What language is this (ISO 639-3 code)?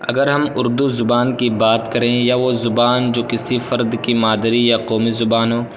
urd